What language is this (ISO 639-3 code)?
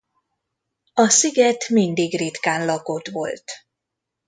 hun